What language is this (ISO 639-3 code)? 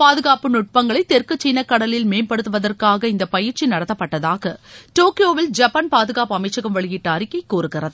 tam